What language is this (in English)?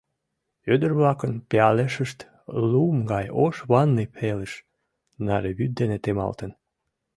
Mari